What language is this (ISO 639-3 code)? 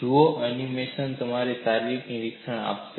guj